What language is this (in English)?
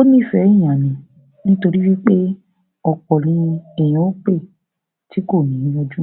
Yoruba